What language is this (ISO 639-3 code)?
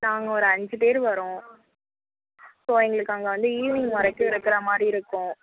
tam